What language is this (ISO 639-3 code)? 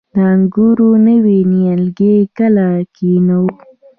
pus